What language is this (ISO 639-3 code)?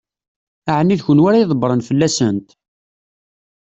kab